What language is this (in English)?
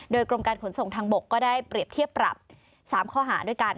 Thai